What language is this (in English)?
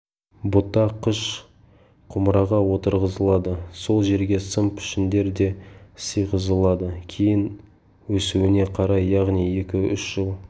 Kazakh